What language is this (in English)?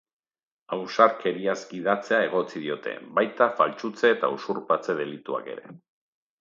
Basque